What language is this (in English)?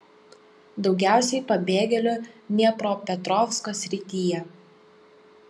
Lithuanian